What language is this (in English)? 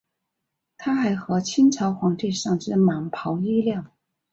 Chinese